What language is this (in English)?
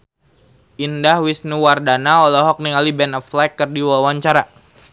Sundanese